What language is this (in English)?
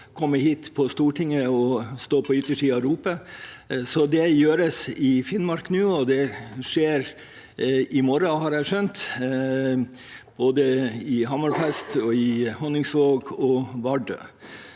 Norwegian